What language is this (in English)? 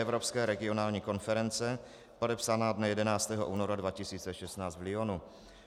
Czech